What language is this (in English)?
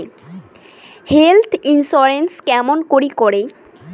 Bangla